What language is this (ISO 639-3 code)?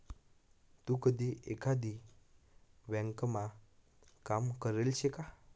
mar